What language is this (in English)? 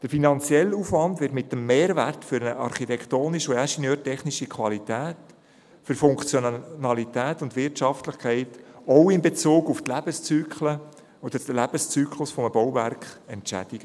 Swiss German